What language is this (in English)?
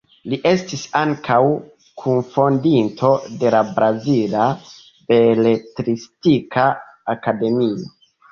Esperanto